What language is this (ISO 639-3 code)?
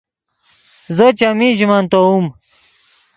ydg